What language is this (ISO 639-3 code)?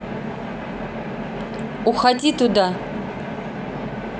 rus